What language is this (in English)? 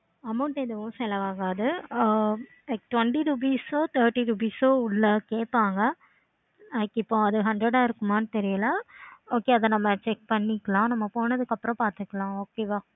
Tamil